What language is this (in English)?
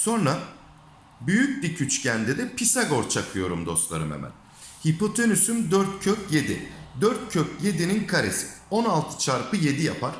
Turkish